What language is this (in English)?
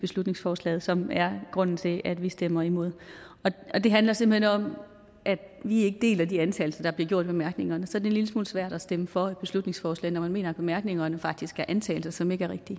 Danish